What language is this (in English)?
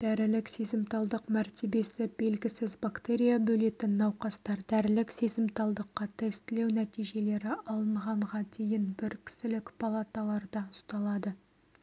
Kazakh